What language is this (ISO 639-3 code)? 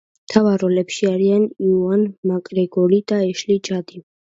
kat